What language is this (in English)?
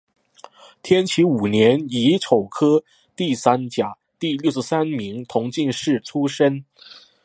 Chinese